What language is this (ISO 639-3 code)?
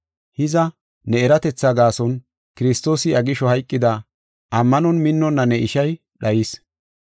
gof